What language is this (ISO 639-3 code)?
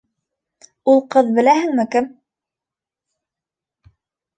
bak